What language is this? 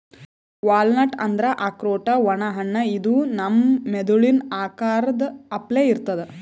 Kannada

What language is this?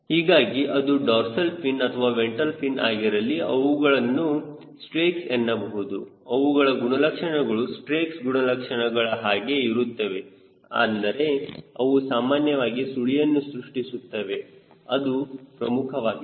Kannada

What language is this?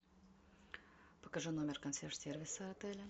Russian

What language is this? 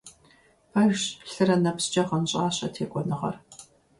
Kabardian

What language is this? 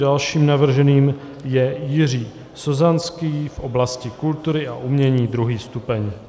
Czech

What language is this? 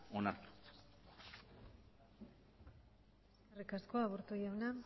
Basque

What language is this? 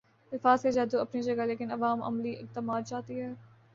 Urdu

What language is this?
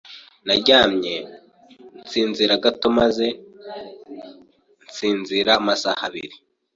Kinyarwanda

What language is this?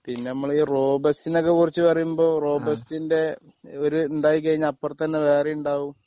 Malayalam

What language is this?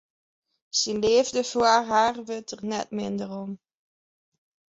Western Frisian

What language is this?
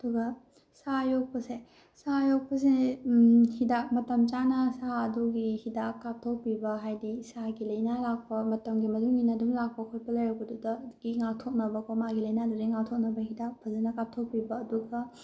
Manipuri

